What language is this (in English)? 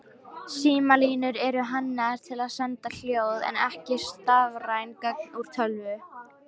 Icelandic